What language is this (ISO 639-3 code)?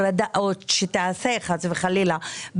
heb